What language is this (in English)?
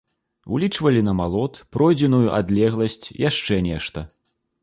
Belarusian